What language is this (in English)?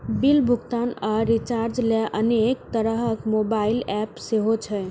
Maithili